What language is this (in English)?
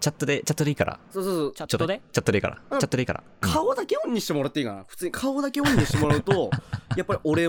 Japanese